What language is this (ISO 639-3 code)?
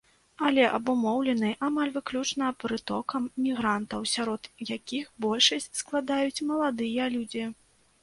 bel